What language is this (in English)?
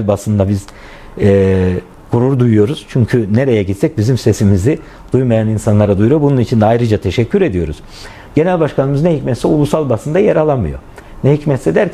Turkish